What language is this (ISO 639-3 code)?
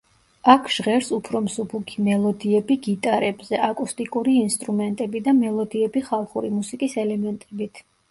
kat